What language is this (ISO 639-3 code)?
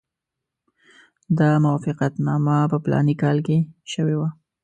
pus